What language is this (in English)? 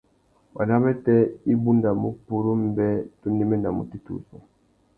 Tuki